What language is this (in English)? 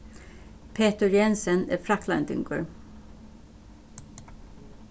Faroese